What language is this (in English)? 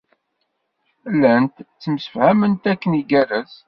Kabyle